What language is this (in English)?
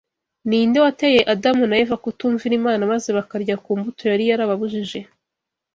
Kinyarwanda